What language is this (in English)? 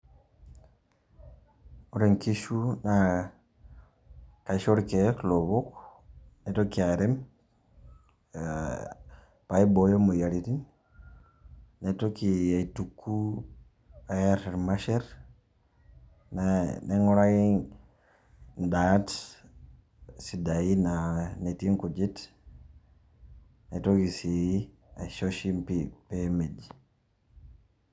Masai